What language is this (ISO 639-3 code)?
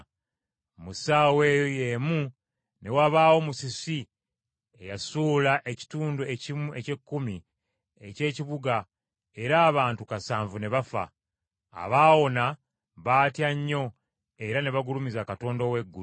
lug